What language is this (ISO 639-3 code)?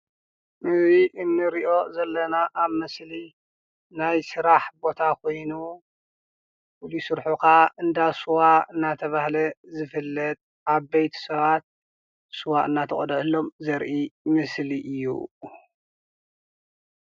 tir